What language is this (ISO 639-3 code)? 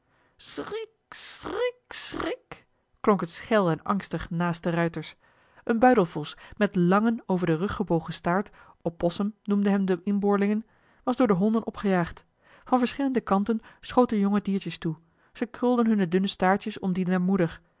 nld